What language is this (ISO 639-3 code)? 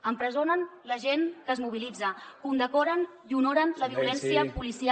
cat